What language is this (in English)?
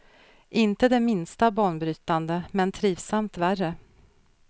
Swedish